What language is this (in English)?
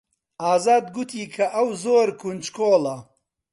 Central Kurdish